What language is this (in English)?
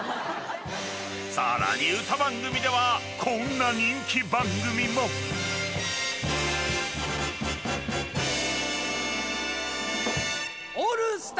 Japanese